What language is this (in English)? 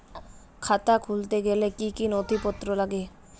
Bangla